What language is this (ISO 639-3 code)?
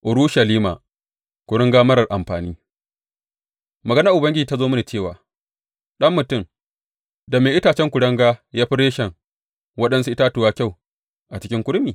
hau